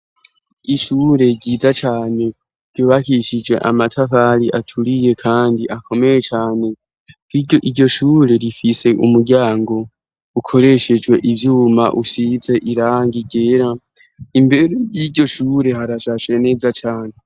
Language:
Rundi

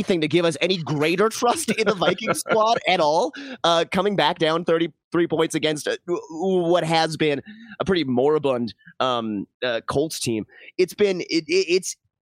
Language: English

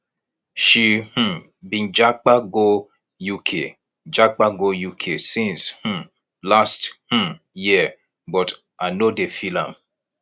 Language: Nigerian Pidgin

